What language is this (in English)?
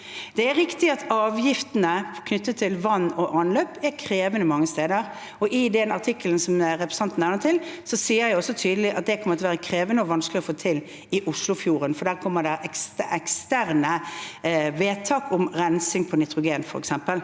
Norwegian